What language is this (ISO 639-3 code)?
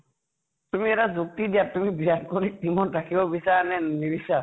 asm